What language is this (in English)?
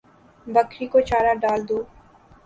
Urdu